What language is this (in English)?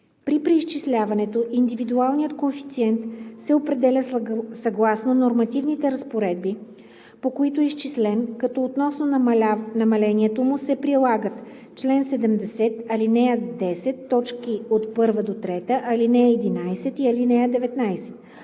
Bulgarian